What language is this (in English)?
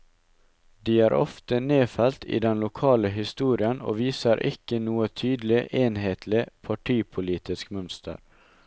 Norwegian